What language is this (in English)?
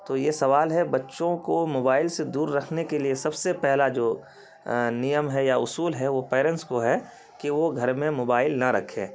Urdu